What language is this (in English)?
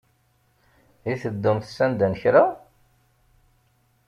Kabyle